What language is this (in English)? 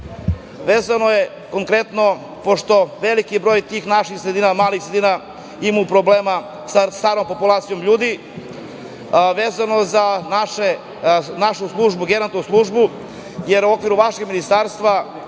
Serbian